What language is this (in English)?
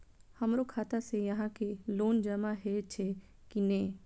Maithili